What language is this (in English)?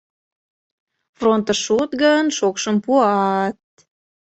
Mari